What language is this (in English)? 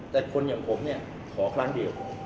Thai